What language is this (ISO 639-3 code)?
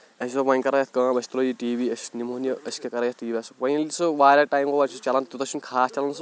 kas